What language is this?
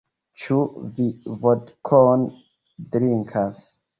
Esperanto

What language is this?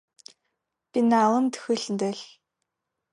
Adyghe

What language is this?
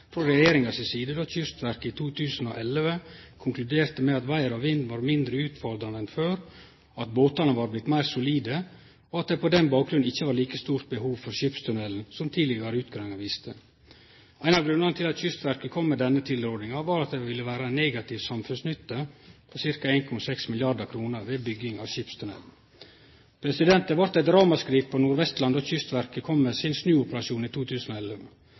Norwegian Nynorsk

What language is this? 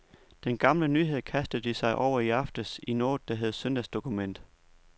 Danish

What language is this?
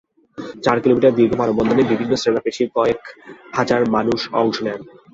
Bangla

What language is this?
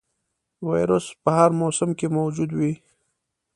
Pashto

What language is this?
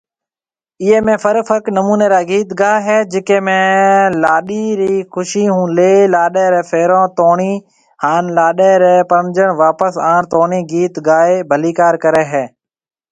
Marwari (Pakistan)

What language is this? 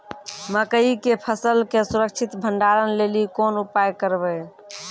Maithili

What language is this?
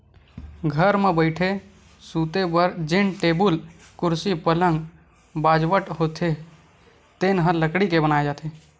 Chhattisgarhi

